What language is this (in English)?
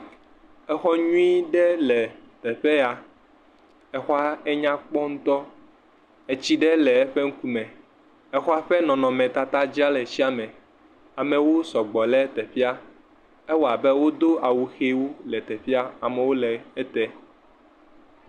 Ewe